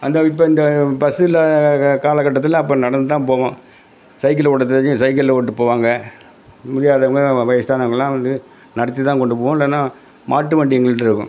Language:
Tamil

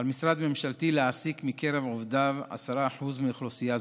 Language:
Hebrew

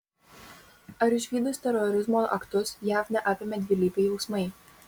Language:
Lithuanian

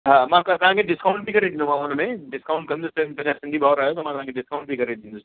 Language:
Sindhi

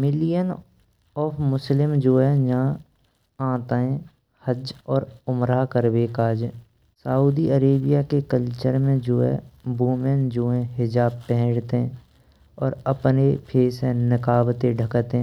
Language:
Braj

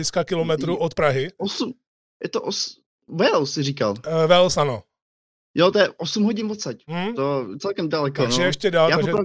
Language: Czech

